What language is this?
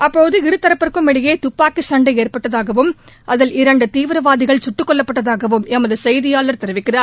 Tamil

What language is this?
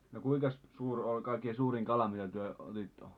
Finnish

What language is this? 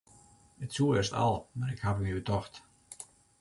Western Frisian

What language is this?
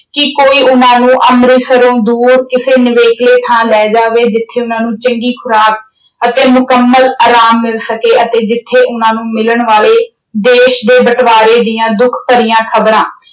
Punjabi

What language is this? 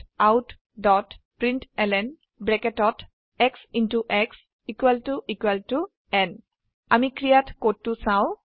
Assamese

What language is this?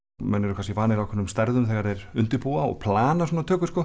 Icelandic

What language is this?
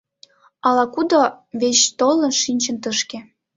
Mari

